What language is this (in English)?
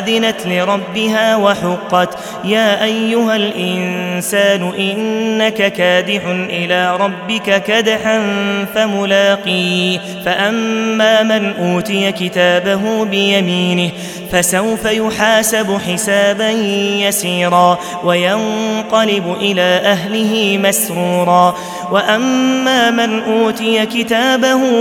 Arabic